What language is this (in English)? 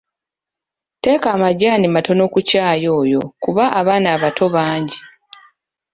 Ganda